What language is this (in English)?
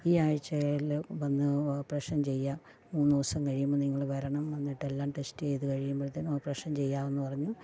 Malayalam